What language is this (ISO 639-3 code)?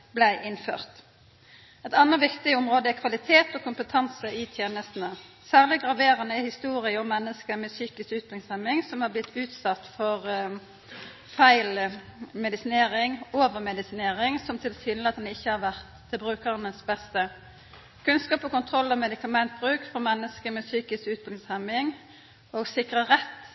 nno